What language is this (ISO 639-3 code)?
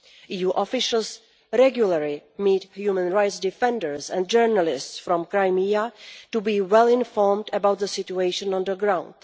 eng